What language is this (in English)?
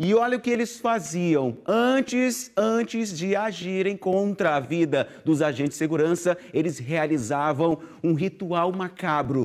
Portuguese